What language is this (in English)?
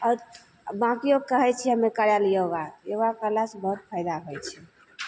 Maithili